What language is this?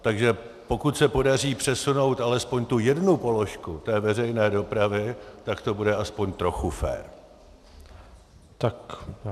Czech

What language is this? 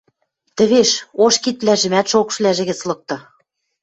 Western Mari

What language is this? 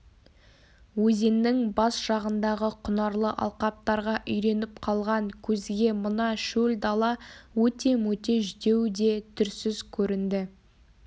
Kazakh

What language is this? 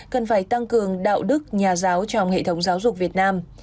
Vietnamese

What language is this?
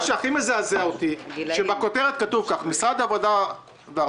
Hebrew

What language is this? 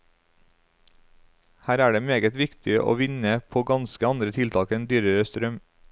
Norwegian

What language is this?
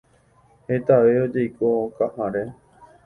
Guarani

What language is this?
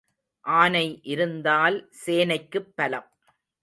Tamil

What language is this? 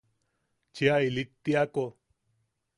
Yaqui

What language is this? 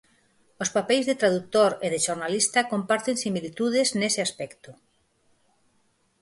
Galician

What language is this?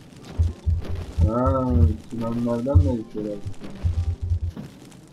Turkish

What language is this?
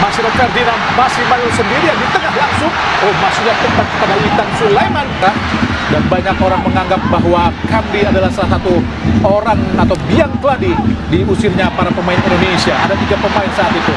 Indonesian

